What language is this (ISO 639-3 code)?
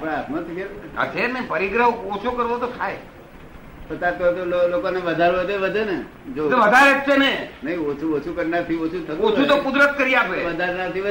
guj